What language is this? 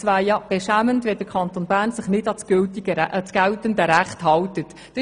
Swiss German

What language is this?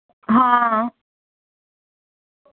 Dogri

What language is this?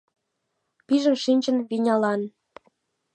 Mari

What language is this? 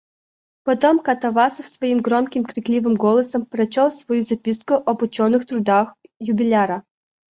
Russian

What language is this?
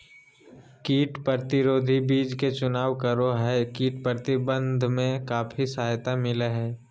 Magahi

